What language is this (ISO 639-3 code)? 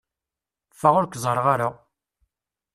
kab